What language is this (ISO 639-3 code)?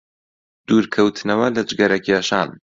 ckb